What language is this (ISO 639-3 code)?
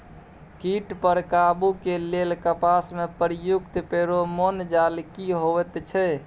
mai